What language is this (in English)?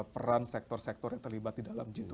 Indonesian